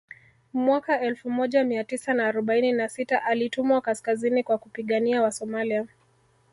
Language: Swahili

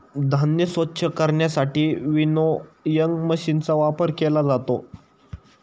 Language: Marathi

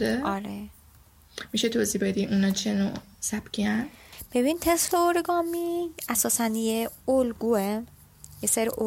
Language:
Persian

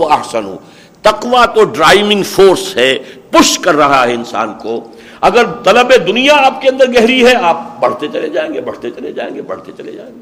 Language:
Urdu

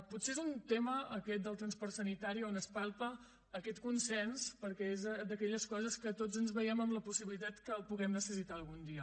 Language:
Catalan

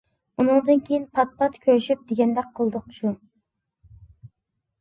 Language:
Uyghur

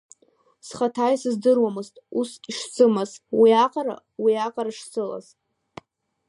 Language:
Abkhazian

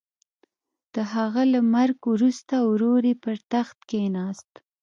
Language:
Pashto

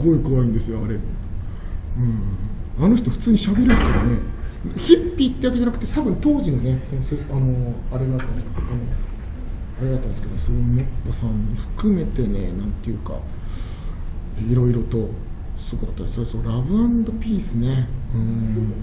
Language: Japanese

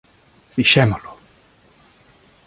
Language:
Galician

